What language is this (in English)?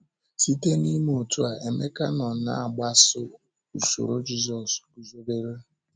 Igbo